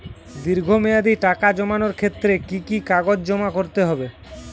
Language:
Bangla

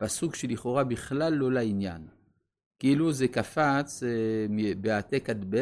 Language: Hebrew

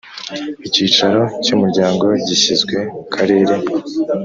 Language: Kinyarwanda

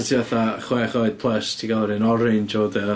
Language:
Welsh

